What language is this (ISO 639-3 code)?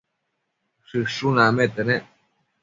mcf